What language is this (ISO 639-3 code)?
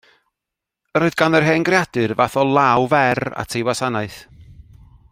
cym